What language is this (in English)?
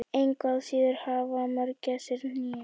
Icelandic